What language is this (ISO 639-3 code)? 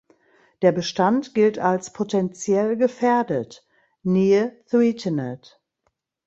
deu